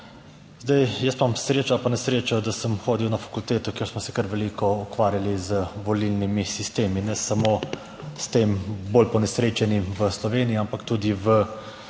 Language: Slovenian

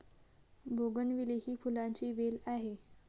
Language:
Marathi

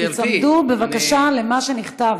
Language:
Hebrew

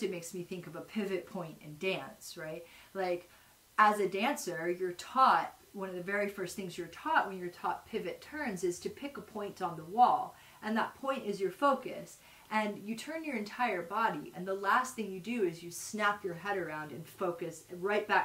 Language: English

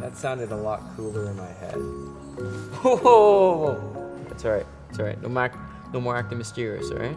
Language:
English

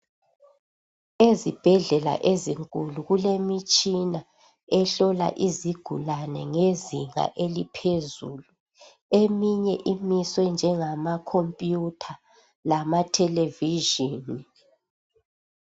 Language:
North Ndebele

